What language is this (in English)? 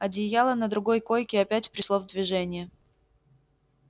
Russian